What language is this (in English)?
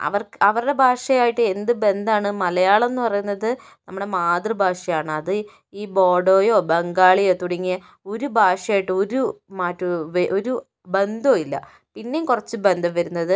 Malayalam